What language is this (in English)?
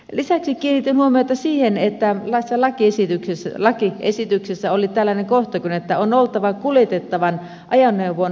Finnish